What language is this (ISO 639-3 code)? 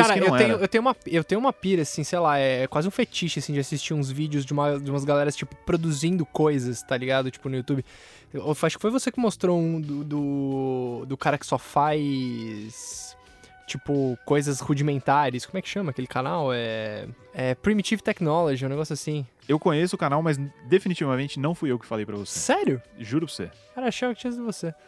por